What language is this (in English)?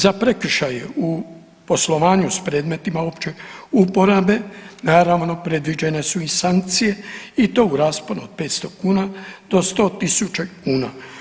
Croatian